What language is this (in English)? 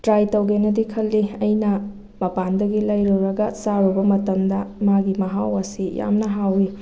Manipuri